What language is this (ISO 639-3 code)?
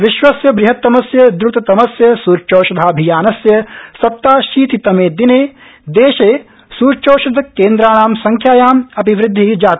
san